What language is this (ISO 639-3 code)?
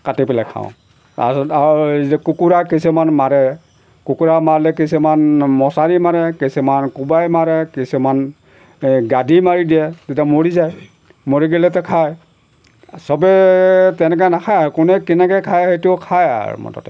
asm